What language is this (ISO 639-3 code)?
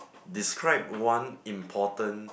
eng